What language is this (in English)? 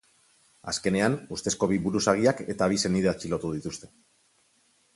Basque